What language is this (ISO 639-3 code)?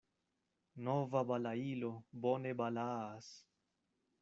epo